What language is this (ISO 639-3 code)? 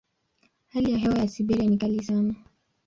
swa